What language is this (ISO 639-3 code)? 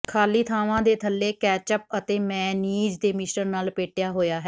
pan